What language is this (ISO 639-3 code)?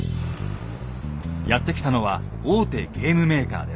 jpn